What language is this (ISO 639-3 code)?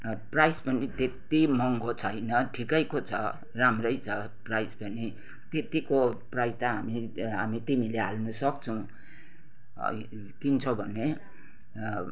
nep